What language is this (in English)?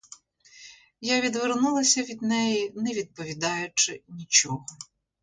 Ukrainian